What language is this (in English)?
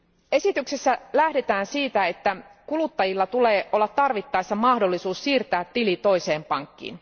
Finnish